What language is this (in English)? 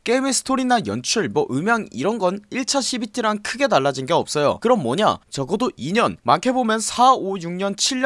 Korean